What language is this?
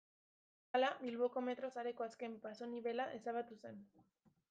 Basque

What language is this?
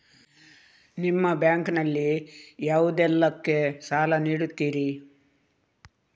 Kannada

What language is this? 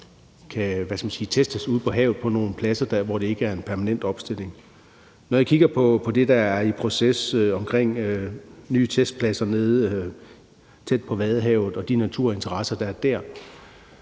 Danish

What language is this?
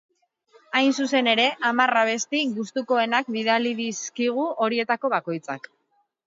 Basque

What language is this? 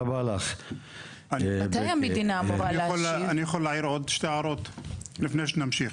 Hebrew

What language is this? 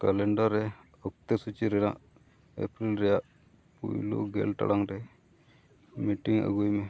Santali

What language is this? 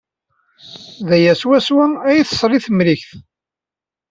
Kabyle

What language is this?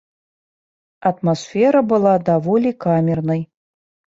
Belarusian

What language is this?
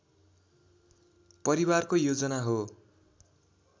Nepali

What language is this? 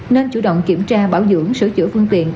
Vietnamese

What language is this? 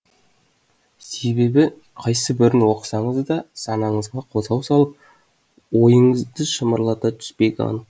Kazakh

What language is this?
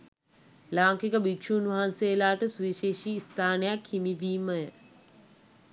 Sinhala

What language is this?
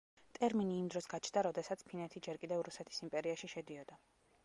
Georgian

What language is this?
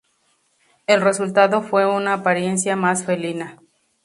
Spanish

